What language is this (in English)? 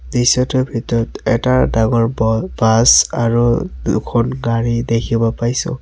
Assamese